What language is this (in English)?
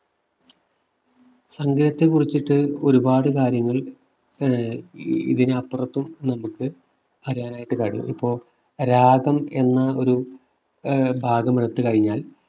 Malayalam